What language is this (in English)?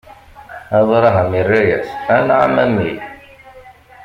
Kabyle